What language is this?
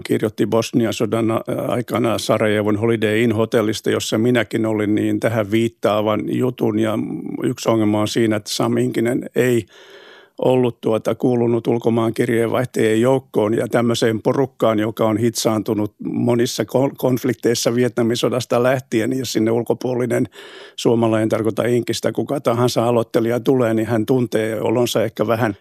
Finnish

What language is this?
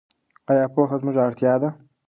Pashto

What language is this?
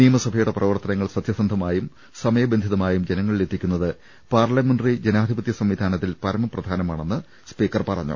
Malayalam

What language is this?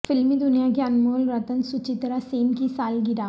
Urdu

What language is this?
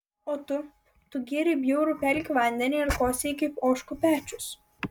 Lithuanian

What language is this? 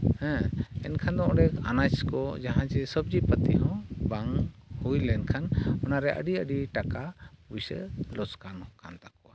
Santali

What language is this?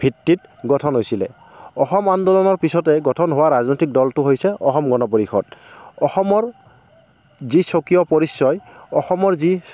Assamese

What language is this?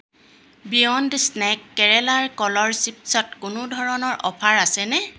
Assamese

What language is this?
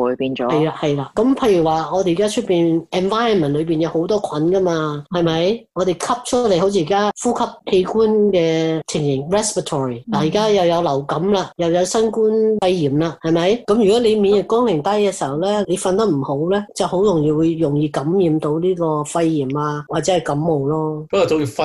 Chinese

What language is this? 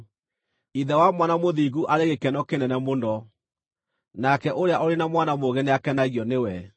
Kikuyu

